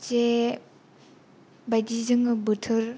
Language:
Bodo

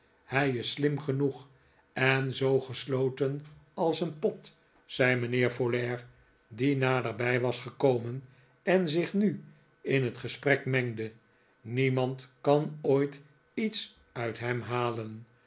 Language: Dutch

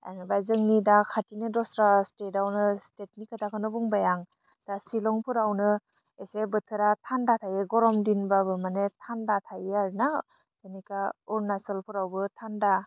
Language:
Bodo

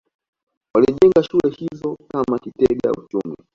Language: Swahili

